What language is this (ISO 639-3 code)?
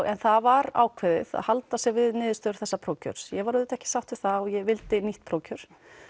isl